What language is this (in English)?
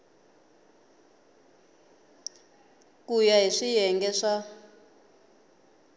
Tsonga